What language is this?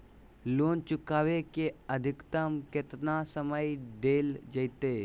Magahi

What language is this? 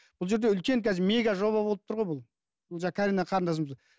Kazakh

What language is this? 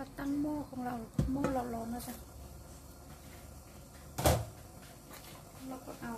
Thai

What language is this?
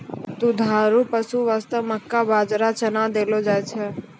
Maithili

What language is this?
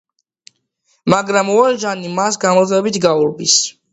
Georgian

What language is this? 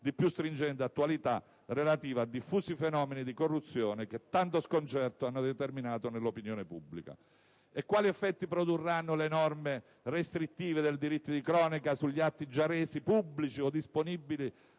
Italian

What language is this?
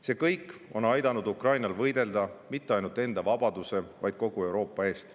Estonian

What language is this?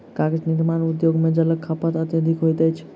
Maithili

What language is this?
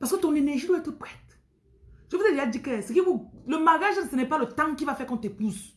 French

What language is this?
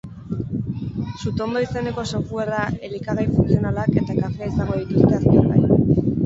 Basque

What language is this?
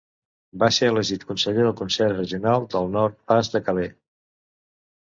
Catalan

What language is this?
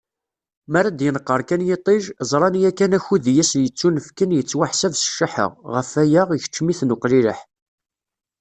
Kabyle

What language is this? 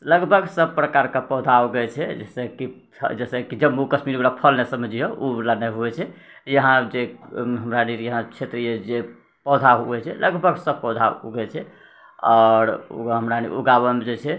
Maithili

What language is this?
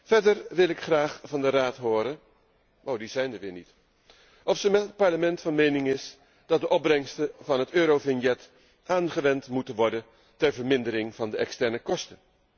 Dutch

